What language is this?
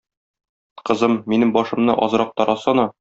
Tatar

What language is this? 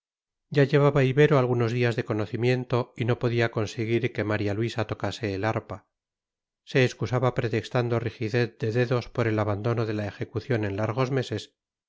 Spanish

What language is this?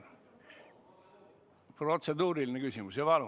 Estonian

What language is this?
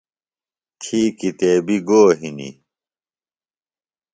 Phalura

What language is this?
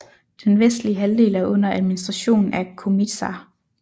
Danish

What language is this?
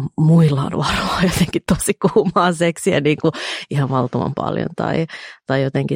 Finnish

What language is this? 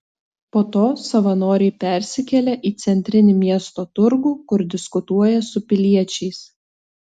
Lithuanian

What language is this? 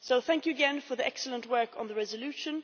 English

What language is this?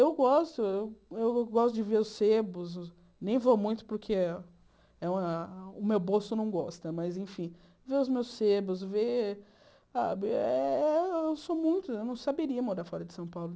Portuguese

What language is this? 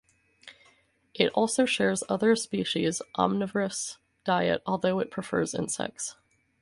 English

